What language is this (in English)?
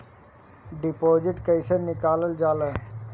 Bhojpuri